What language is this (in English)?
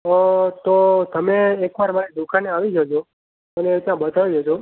Gujarati